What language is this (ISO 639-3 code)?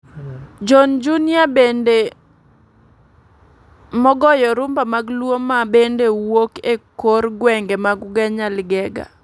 luo